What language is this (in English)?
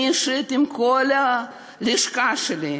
Hebrew